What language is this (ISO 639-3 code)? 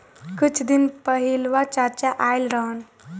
bho